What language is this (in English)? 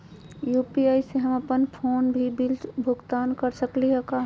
Magahi